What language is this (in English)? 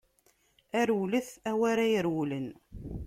Kabyle